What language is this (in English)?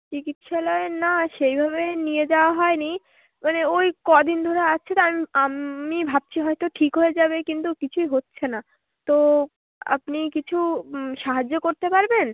Bangla